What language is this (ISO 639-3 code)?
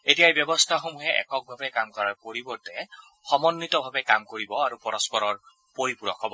asm